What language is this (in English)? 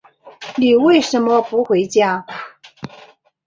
Chinese